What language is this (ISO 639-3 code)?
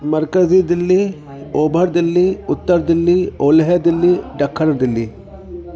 snd